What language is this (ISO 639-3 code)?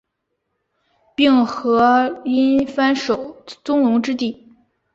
zho